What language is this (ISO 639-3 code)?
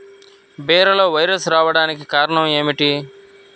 tel